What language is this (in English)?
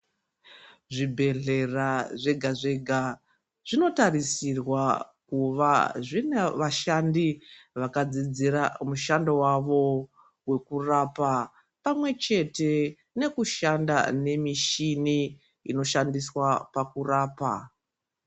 Ndau